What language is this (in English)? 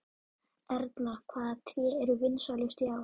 Icelandic